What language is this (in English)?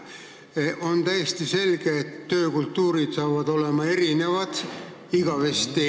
Estonian